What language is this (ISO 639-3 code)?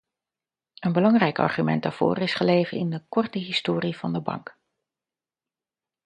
nld